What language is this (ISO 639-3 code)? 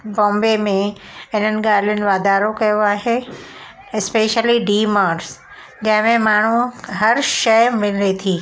snd